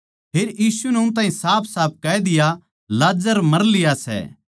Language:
Haryanvi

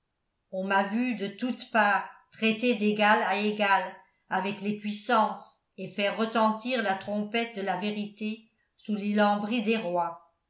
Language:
French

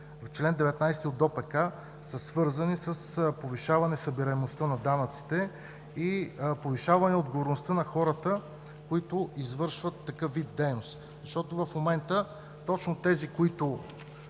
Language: Bulgarian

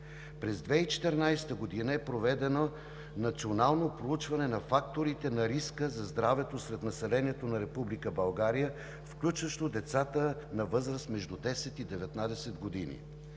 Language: Bulgarian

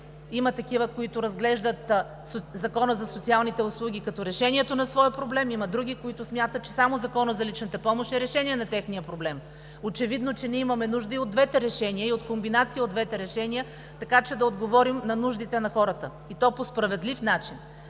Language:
Bulgarian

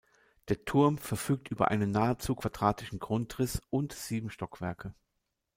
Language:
German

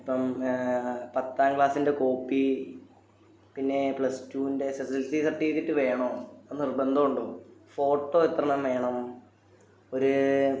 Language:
Malayalam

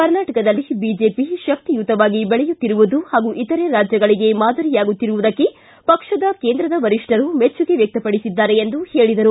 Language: Kannada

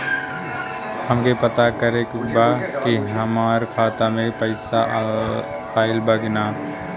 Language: Bhojpuri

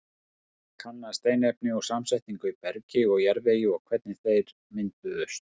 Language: Icelandic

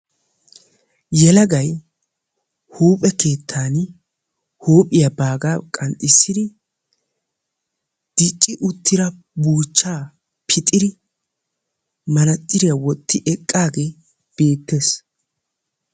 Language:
Wolaytta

